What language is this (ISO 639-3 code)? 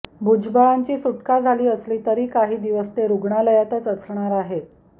mar